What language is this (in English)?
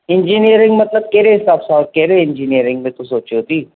Sindhi